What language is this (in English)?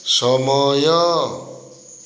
Odia